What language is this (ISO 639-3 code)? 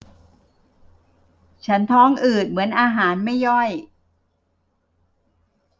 tha